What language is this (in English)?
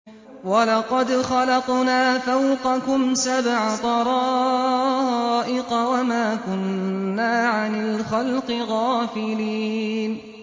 Arabic